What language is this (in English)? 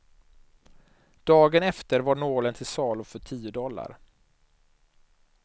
Swedish